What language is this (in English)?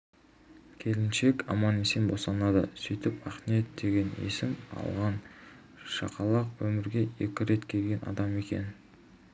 Kazakh